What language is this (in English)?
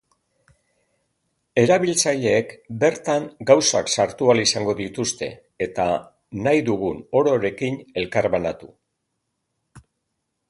Basque